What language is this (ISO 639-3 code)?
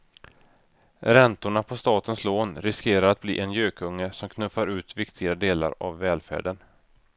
swe